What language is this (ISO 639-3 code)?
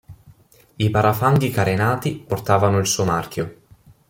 ita